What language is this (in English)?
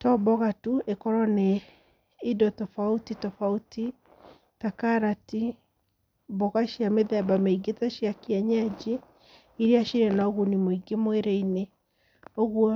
Kikuyu